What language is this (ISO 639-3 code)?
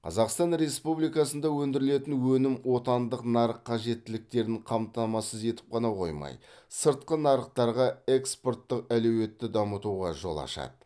kaz